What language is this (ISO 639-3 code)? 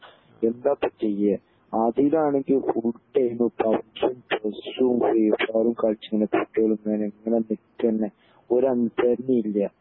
mal